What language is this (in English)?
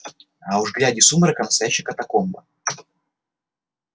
Russian